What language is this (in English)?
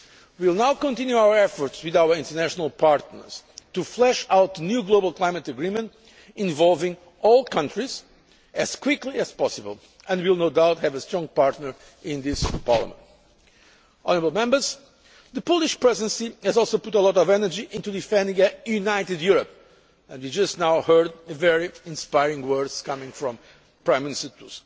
English